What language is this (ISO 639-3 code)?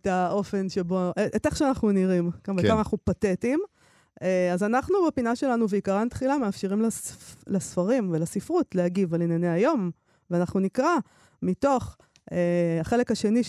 heb